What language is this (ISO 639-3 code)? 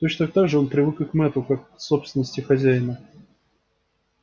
rus